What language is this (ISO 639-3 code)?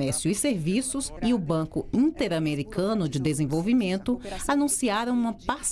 por